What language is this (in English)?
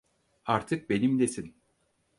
Turkish